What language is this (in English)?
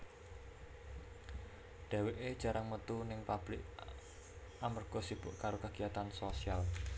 Javanese